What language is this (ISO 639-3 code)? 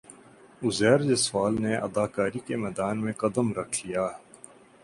urd